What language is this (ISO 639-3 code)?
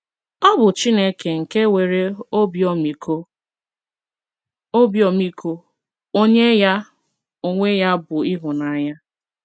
ibo